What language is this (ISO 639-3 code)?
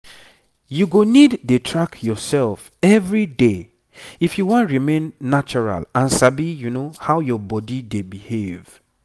pcm